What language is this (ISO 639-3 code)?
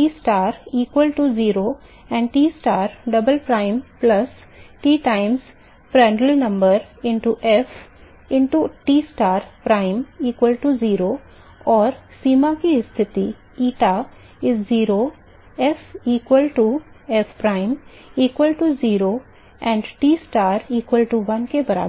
hin